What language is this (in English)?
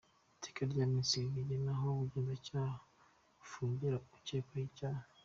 Kinyarwanda